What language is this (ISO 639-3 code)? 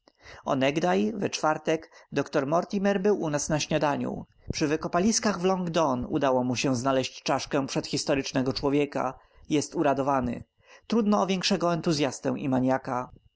pol